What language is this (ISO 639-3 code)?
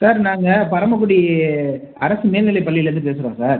tam